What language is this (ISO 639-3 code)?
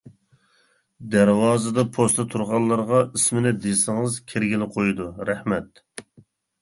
uig